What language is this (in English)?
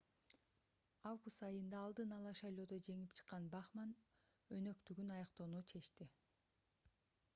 Kyrgyz